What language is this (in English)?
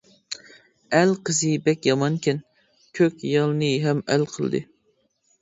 Uyghur